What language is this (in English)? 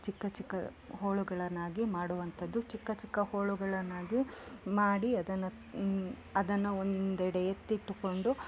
Kannada